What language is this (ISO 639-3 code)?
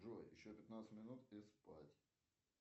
rus